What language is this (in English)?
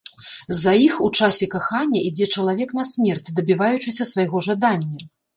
Belarusian